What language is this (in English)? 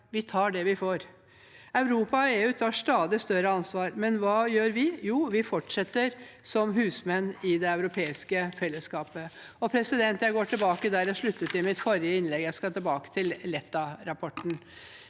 Norwegian